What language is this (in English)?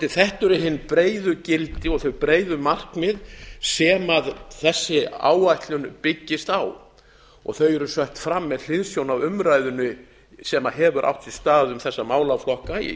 Icelandic